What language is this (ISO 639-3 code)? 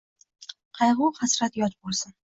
uzb